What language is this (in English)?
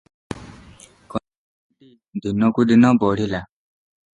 Odia